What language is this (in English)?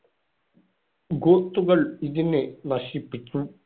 Malayalam